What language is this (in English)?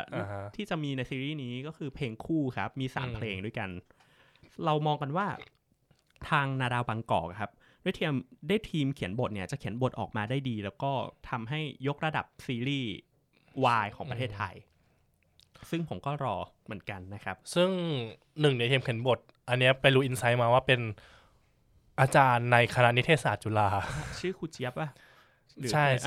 Thai